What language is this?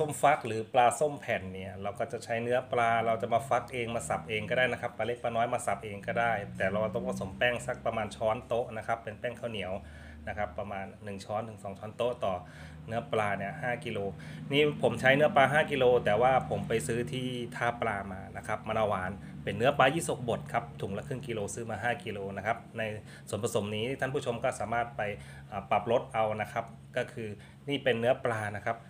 Thai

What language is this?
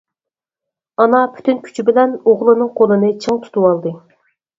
Uyghur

